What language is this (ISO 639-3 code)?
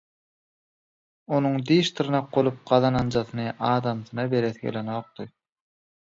tuk